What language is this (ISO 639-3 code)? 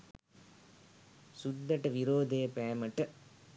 sin